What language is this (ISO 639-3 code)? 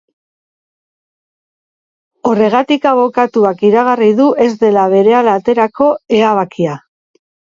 eus